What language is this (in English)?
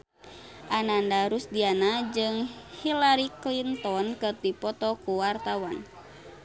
Sundanese